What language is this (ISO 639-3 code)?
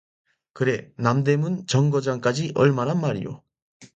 kor